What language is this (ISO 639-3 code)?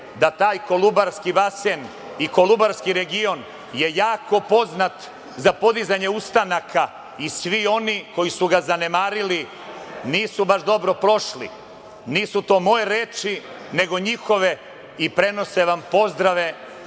srp